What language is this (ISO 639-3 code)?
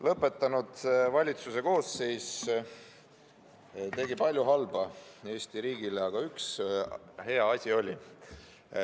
est